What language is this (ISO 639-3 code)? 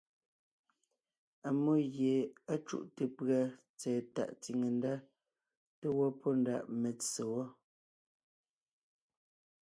nnh